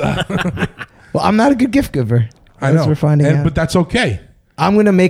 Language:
English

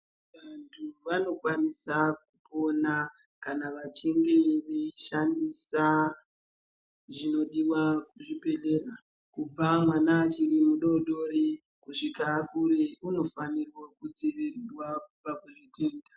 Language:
Ndau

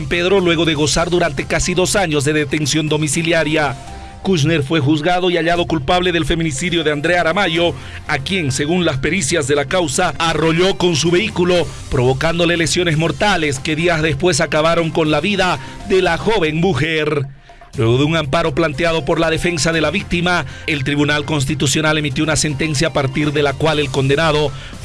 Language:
Spanish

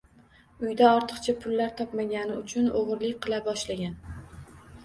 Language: Uzbek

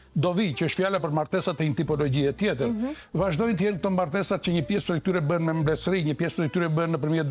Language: Romanian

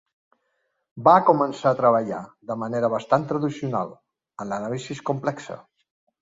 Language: Catalan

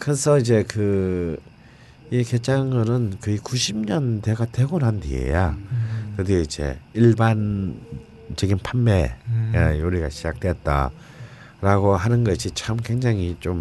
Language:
Korean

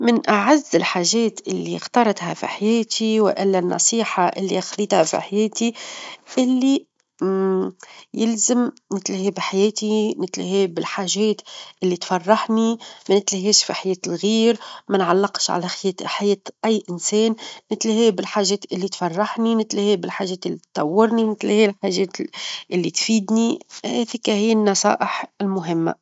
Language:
Tunisian Arabic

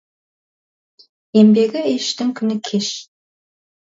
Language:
Kazakh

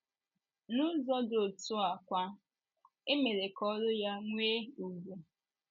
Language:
Igbo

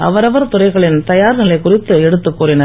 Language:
Tamil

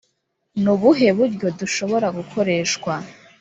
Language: Kinyarwanda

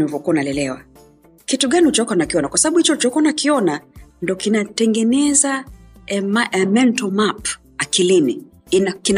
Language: Swahili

